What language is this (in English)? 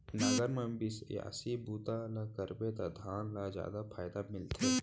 Chhattisgarhi